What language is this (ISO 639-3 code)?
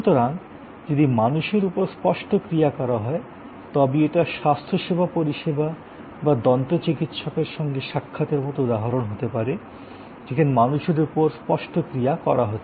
ben